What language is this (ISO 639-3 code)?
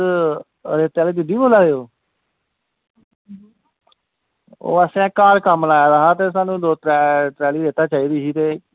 doi